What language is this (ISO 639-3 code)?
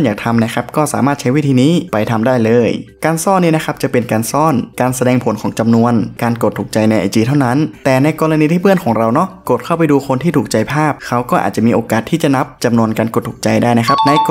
tha